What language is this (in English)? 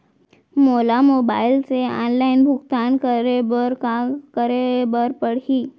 Chhattisgarhi